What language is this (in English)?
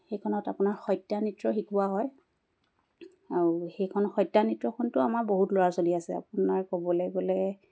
Assamese